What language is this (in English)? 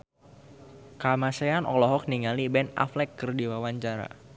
Sundanese